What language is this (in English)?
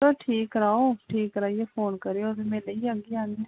Dogri